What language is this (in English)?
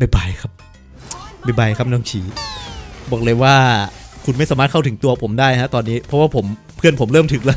Thai